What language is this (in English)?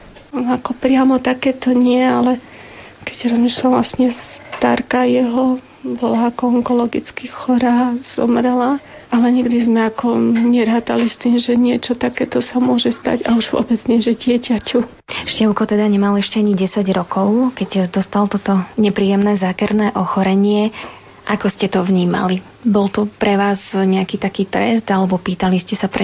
Slovak